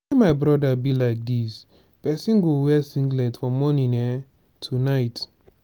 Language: Nigerian Pidgin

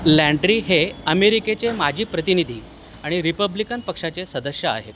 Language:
Marathi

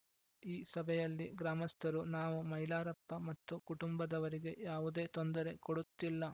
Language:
Kannada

